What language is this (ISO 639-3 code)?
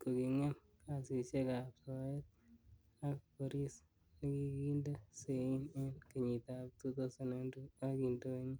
kln